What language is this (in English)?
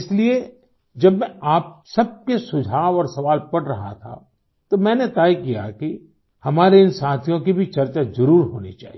Hindi